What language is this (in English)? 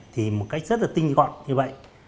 Vietnamese